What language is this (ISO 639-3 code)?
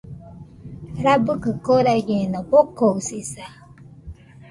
hux